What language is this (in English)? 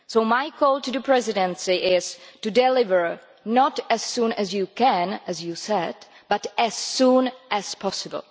English